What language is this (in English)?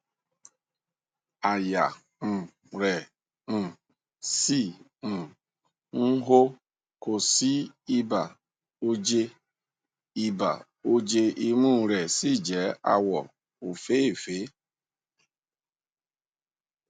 Yoruba